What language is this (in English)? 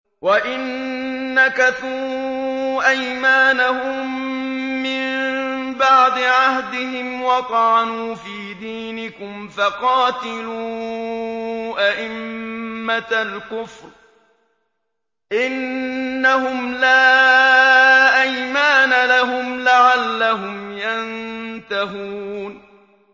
Arabic